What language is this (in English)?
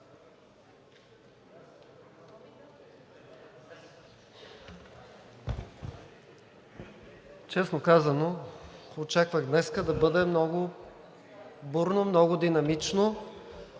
Bulgarian